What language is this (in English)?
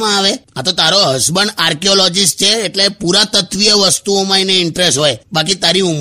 Hindi